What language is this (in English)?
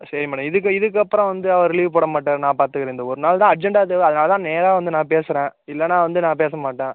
Tamil